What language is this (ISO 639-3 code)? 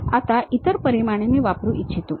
mar